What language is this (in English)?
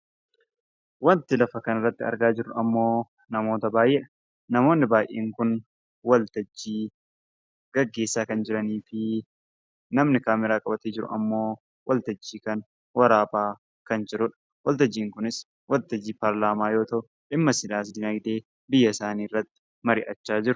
Oromo